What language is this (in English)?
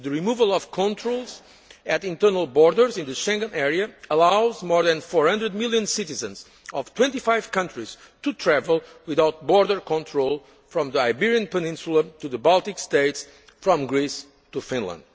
English